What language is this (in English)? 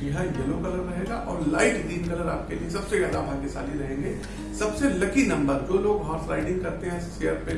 Hindi